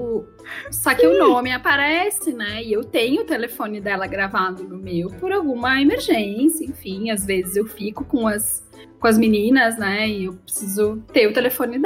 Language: Portuguese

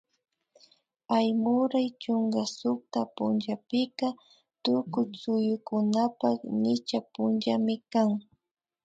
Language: Imbabura Highland Quichua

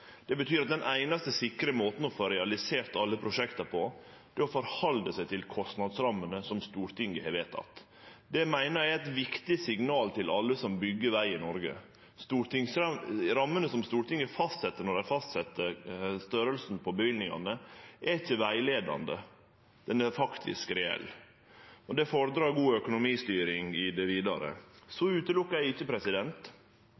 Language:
Norwegian Nynorsk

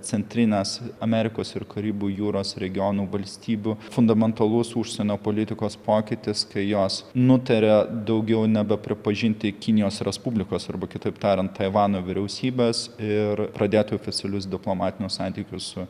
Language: Lithuanian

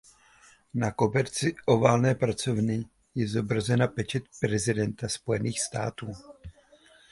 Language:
Czech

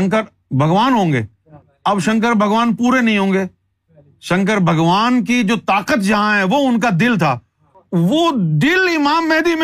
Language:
Urdu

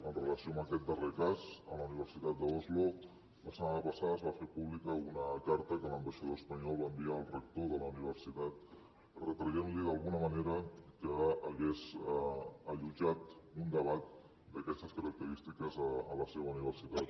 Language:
Catalan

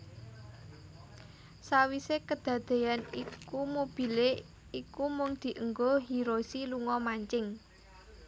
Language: Javanese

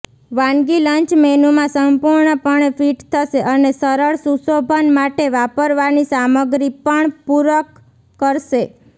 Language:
Gujarati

